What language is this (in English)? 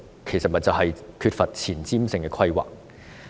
Cantonese